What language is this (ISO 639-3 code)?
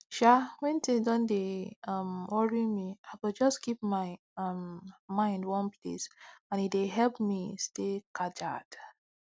pcm